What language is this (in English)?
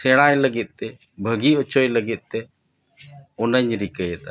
Santali